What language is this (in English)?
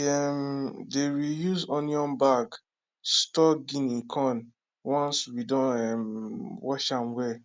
Nigerian Pidgin